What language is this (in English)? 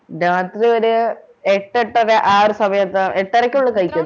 Malayalam